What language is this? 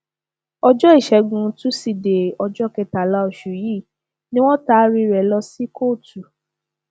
Yoruba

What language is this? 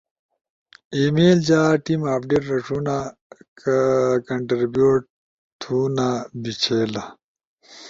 Ushojo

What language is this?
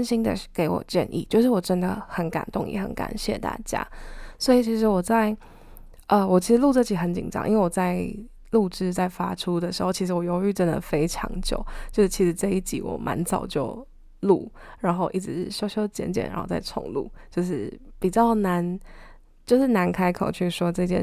Chinese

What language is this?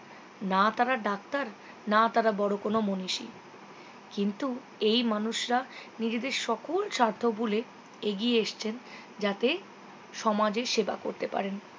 Bangla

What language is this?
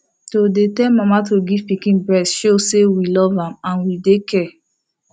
Nigerian Pidgin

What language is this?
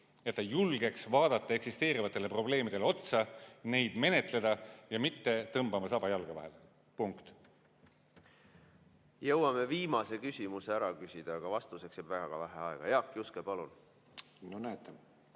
Estonian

